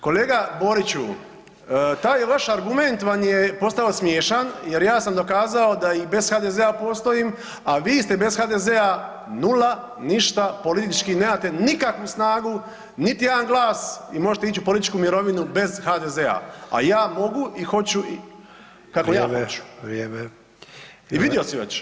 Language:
Croatian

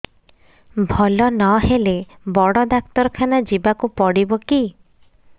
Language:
Odia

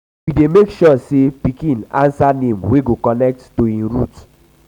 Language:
Nigerian Pidgin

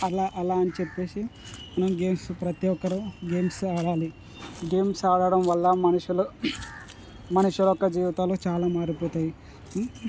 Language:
Telugu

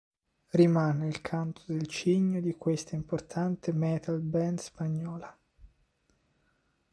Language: Italian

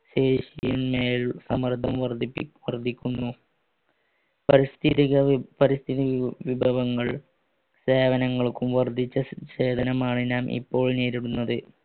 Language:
Malayalam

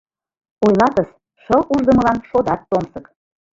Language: Mari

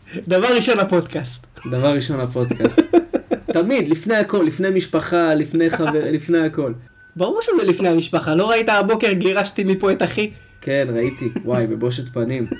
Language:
Hebrew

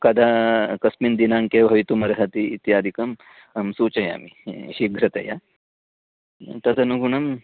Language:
Sanskrit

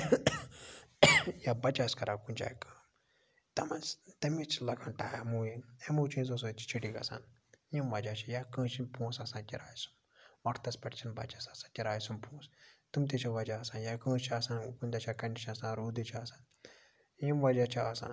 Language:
Kashmiri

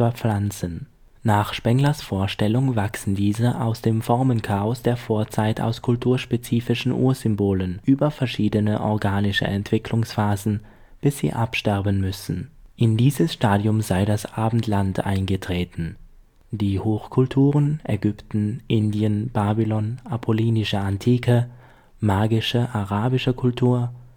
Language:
German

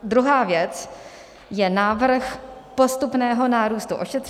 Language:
Czech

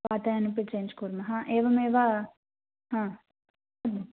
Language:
Sanskrit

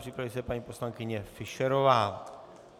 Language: Czech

